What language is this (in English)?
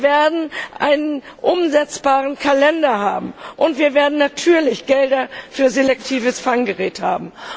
German